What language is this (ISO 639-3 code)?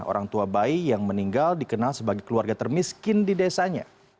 ind